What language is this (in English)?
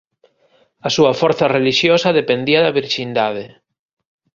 Galician